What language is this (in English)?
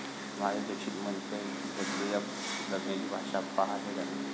Marathi